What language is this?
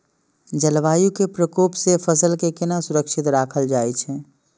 Maithili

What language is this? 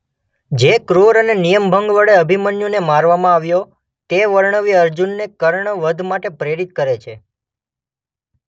Gujarati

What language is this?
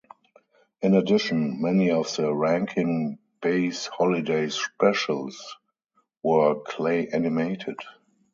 English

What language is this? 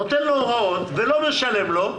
Hebrew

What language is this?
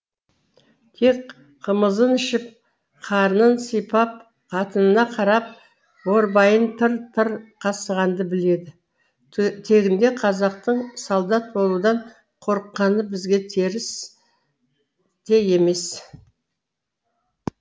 Kazakh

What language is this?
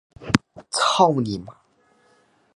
Chinese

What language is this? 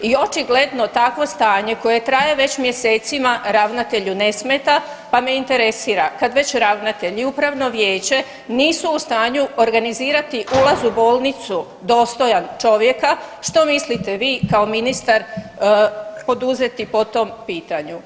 Croatian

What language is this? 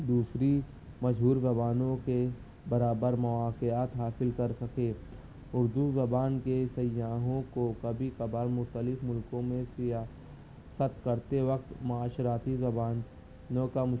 Urdu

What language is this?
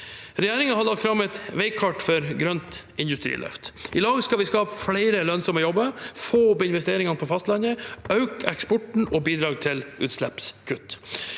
Norwegian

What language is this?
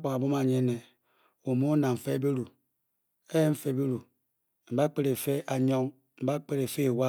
Bokyi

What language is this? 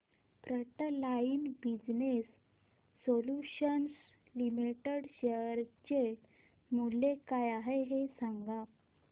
Marathi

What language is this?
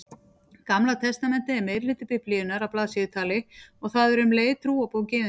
Icelandic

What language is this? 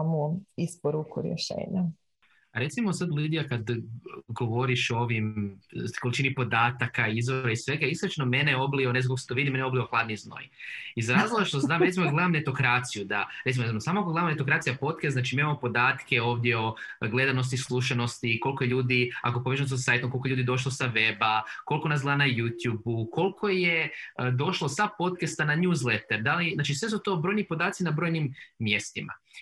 Croatian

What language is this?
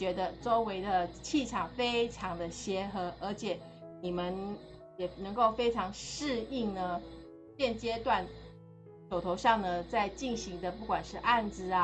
Chinese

